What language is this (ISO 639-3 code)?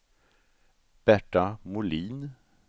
swe